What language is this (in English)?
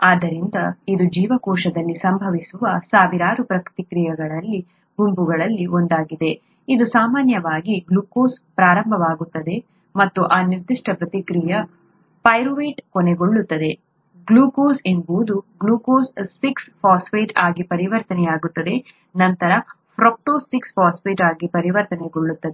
Kannada